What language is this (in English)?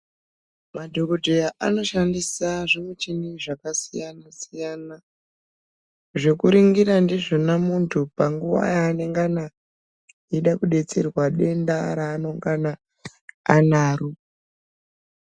Ndau